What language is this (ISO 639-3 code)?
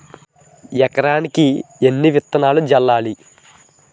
tel